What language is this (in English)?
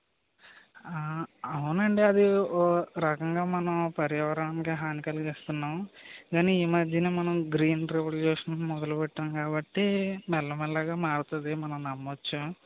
Telugu